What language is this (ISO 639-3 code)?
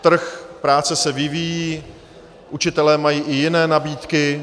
ces